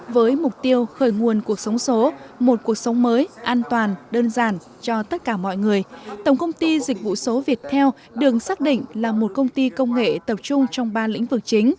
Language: Vietnamese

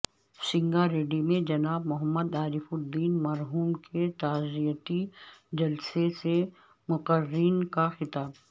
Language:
Urdu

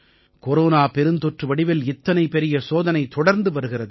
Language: Tamil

